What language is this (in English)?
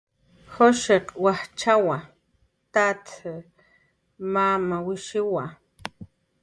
Jaqaru